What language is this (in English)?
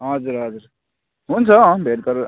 Nepali